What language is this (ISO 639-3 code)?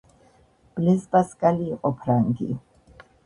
kat